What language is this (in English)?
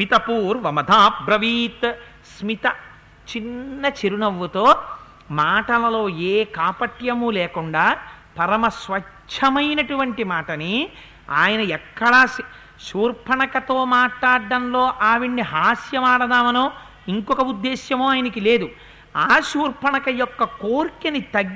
Telugu